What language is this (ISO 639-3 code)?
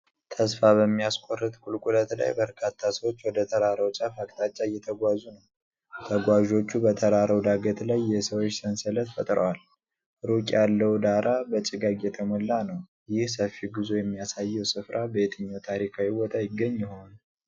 amh